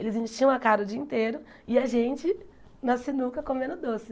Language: Portuguese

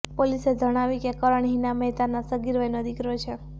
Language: Gujarati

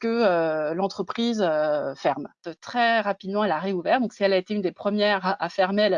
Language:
French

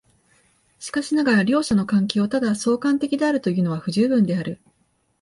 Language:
Japanese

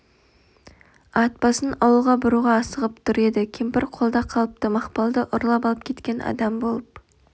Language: Kazakh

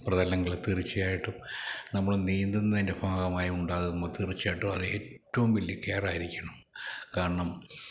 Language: Malayalam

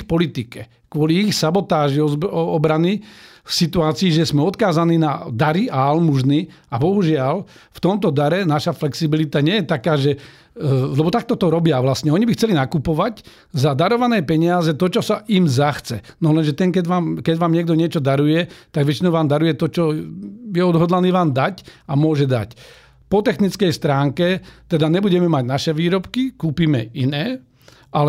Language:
Slovak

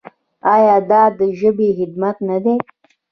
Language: Pashto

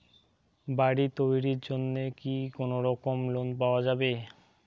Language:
Bangla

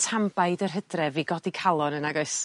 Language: Welsh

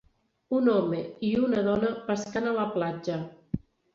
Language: Catalan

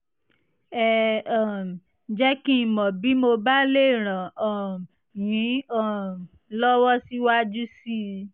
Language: Yoruba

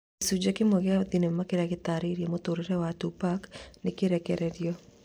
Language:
Kikuyu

